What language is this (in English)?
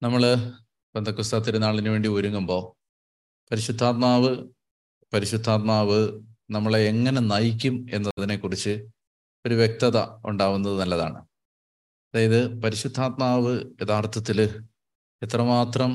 Malayalam